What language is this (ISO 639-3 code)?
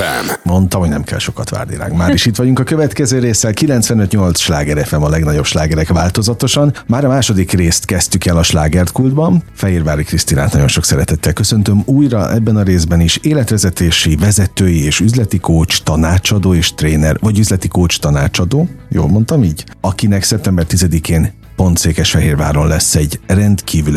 hun